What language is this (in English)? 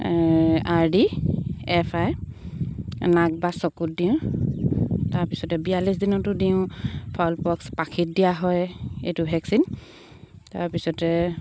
Assamese